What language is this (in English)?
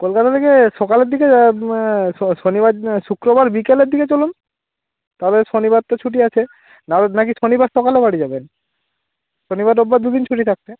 Bangla